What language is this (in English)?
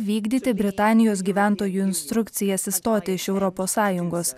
Lithuanian